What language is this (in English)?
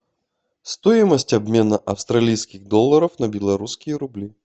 Russian